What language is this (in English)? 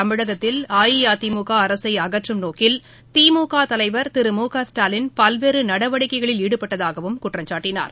Tamil